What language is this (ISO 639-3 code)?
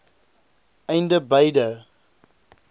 afr